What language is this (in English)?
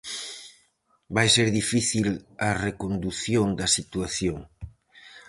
Galician